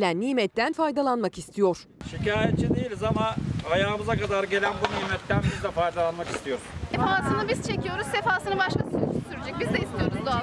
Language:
Turkish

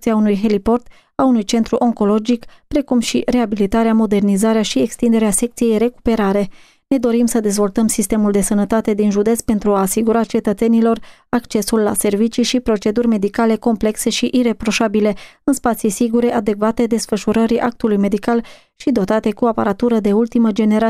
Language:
Romanian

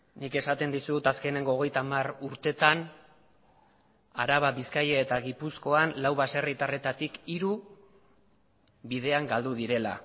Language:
Basque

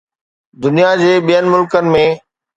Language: Sindhi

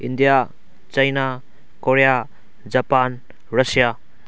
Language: Manipuri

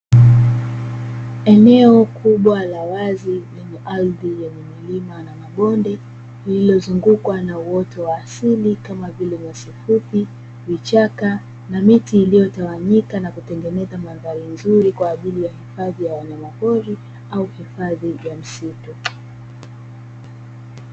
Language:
Swahili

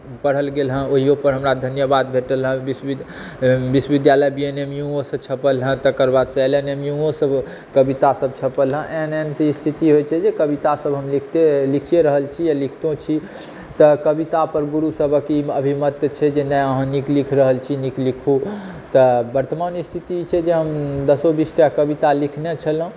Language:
Maithili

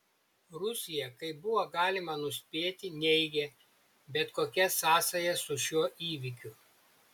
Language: Lithuanian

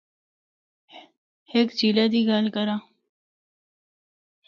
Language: Northern Hindko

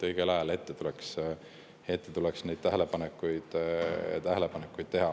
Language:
Estonian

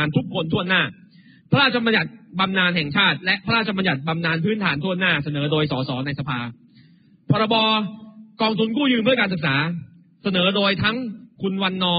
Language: Thai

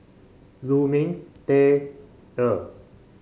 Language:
English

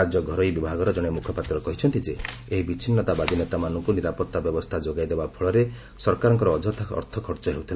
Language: Odia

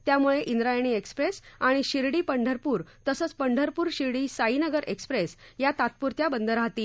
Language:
Marathi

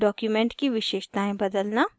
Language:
Hindi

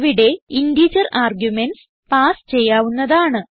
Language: Malayalam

